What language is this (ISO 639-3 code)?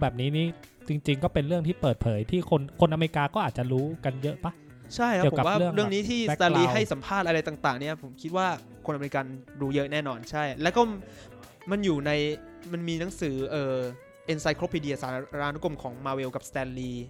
tha